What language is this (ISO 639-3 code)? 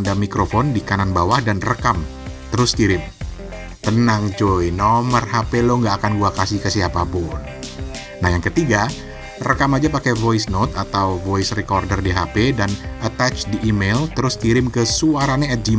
ind